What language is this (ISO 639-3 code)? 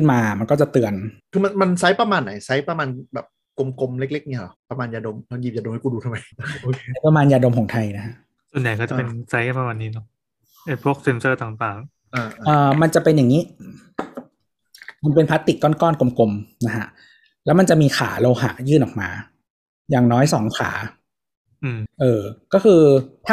tha